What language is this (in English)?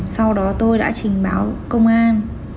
Vietnamese